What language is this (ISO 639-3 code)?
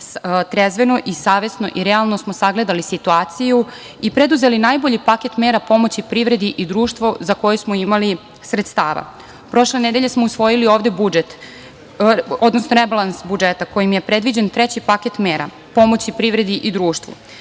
srp